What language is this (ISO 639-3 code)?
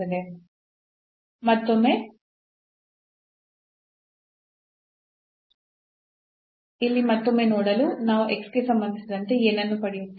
kan